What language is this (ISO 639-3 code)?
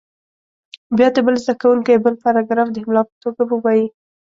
pus